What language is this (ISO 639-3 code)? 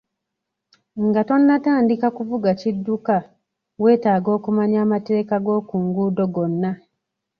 lug